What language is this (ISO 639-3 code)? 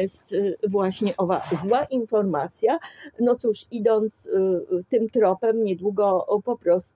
pol